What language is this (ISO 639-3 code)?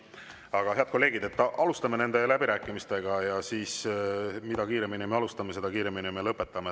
est